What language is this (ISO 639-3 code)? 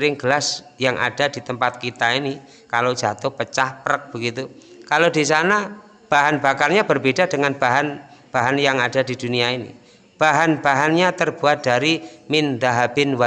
ind